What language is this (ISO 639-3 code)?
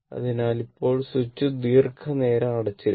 mal